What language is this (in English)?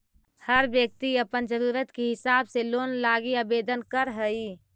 Magahi